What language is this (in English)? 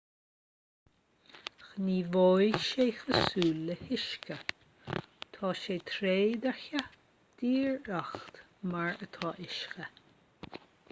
Irish